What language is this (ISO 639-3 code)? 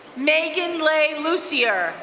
eng